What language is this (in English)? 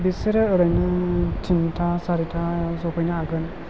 Bodo